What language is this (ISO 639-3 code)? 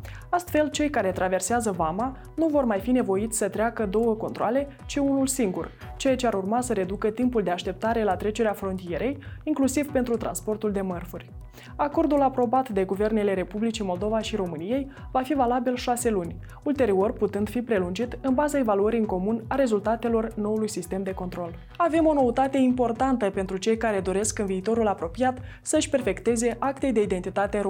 ron